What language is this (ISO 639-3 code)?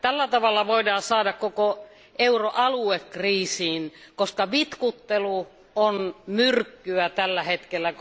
fin